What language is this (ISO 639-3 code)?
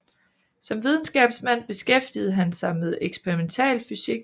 dan